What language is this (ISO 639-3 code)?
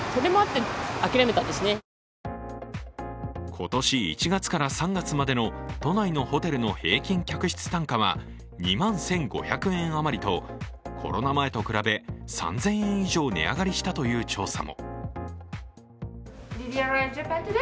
jpn